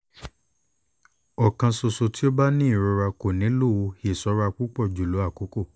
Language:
Yoruba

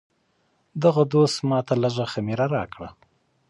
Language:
Pashto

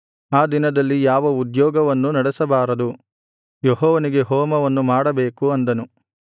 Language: Kannada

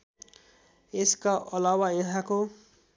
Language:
Nepali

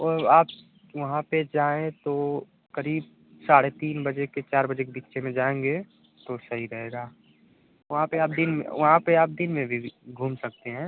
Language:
Hindi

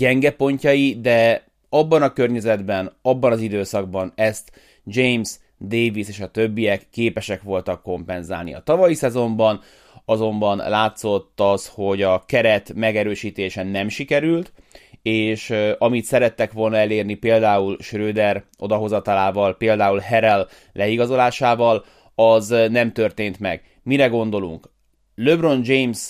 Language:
Hungarian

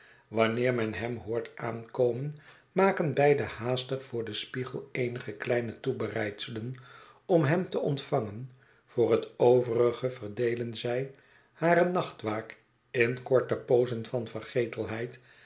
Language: Dutch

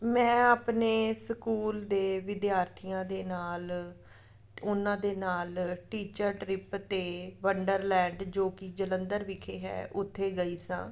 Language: Punjabi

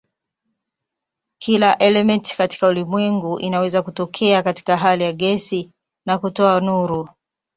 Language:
Swahili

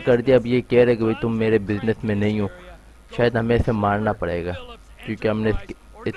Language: Urdu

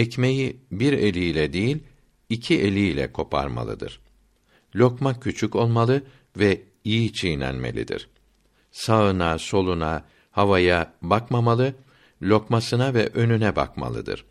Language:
Turkish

